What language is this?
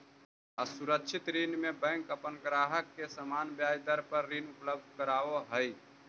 Magahi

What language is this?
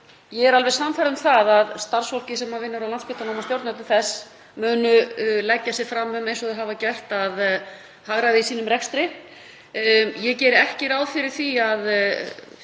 Icelandic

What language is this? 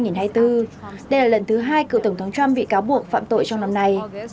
Vietnamese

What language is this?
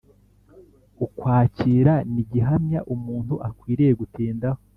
Kinyarwanda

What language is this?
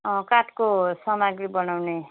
Nepali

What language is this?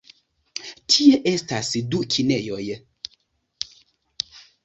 Esperanto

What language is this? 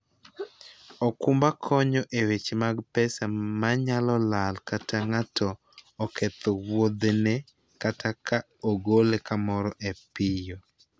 Luo (Kenya and Tanzania)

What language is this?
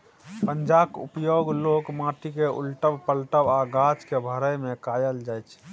Maithili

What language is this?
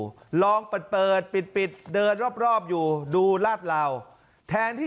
Thai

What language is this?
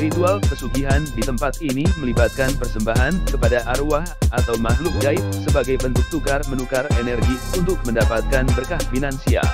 Indonesian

